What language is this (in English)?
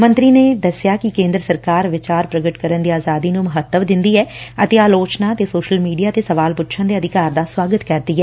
Punjabi